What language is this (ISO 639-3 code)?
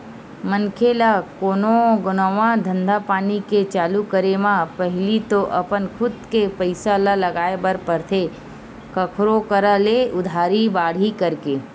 hne